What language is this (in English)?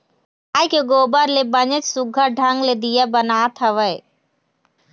Chhattisgarhi